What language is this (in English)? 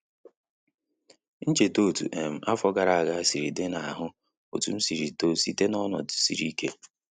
Igbo